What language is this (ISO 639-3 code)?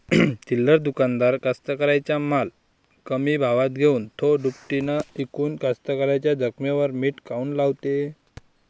mar